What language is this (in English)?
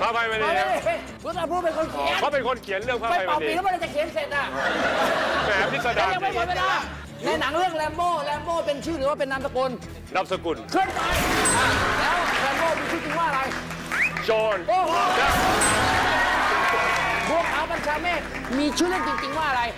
Thai